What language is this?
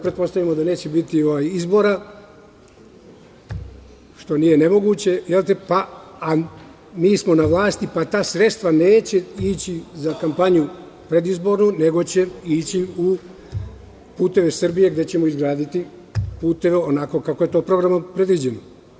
Serbian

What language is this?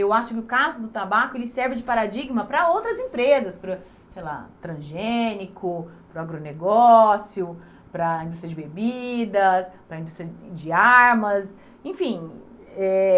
Portuguese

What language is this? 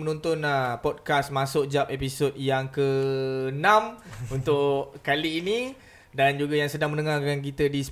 Malay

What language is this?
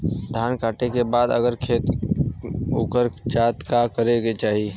Bhojpuri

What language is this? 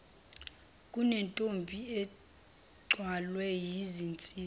Zulu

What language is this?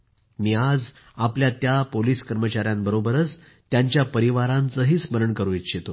Marathi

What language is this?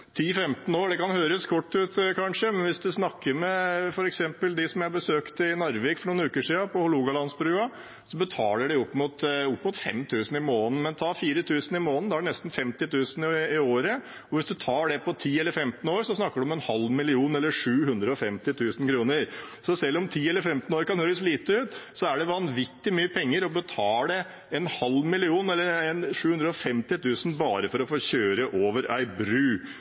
Norwegian Bokmål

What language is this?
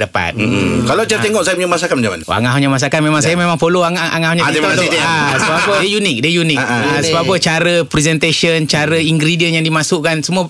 Malay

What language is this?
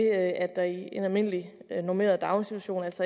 Danish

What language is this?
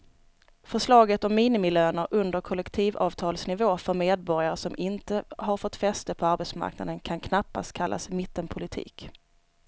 Swedish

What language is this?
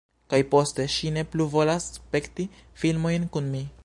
Esperanto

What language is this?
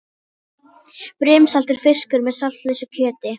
Icelandic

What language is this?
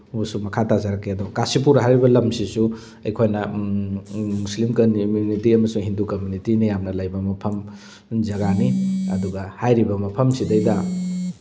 Manipuri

